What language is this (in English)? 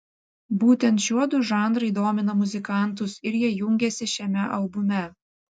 Lithuanian